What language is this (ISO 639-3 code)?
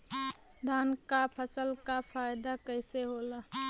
bho